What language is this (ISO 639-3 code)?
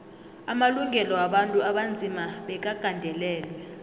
nbl